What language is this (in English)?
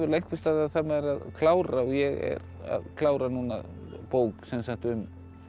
Icelandic